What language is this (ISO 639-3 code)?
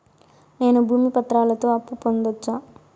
tel